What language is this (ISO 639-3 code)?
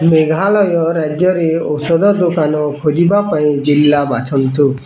ori